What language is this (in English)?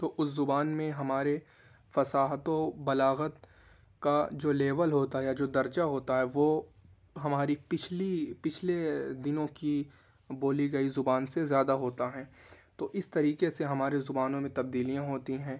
Urdu